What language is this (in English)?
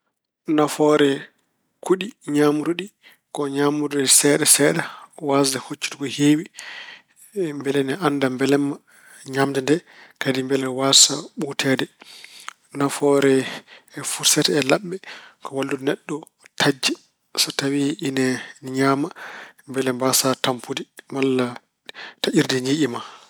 Fula